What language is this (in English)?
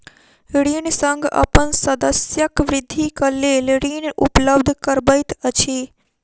Maithili